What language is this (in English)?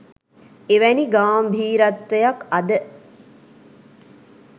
Sinhala